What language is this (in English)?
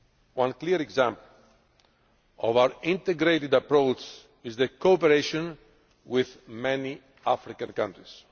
English